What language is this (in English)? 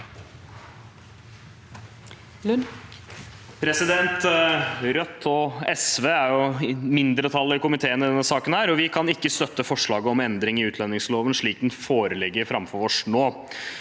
Norwegian